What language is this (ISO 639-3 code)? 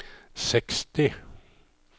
nor